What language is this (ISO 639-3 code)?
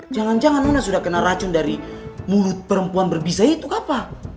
ind